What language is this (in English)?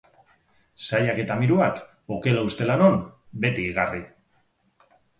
Basque